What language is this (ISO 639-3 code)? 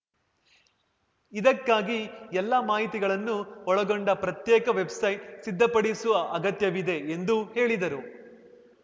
kan